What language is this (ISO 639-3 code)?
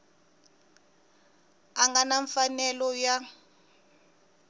tso